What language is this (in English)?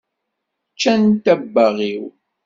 Kabyle